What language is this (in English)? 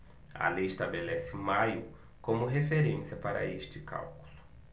Portuguese